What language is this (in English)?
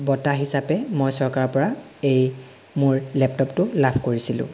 Assamese